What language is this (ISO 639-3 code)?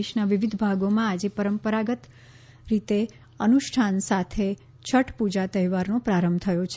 guj